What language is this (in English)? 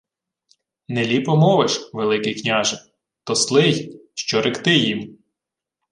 Ukrainian